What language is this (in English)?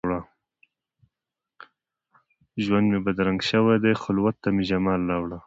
Pashto